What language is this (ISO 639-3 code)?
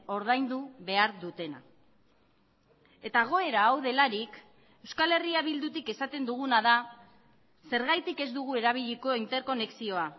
eus